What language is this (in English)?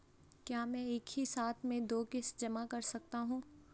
Hindi